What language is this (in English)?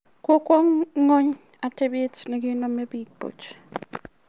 Kalenjin